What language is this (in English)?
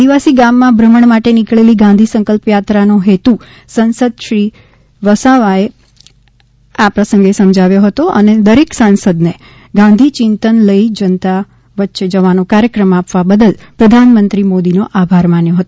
Gujarati